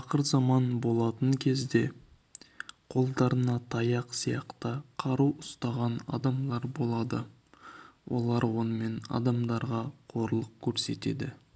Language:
Kazakh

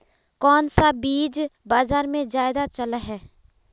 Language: Magahi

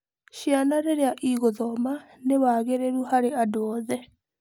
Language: Kikuyu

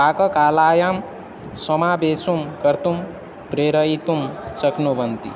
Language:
Sanskrit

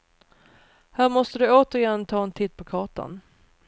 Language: Swedish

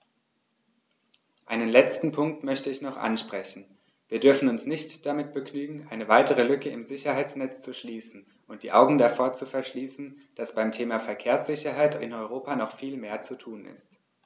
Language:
German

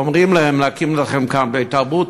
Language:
Hebrew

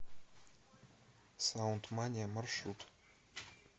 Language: Russian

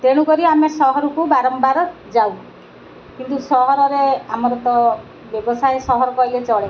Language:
Odia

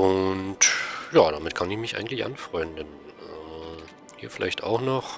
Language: German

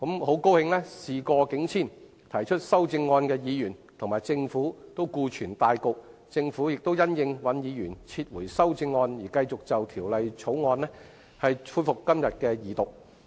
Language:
Cantonese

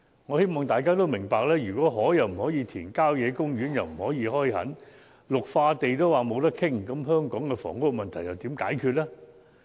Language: Cantonese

